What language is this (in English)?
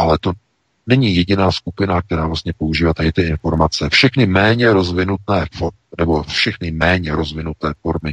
Czech